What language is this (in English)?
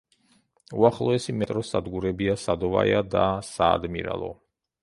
Georgian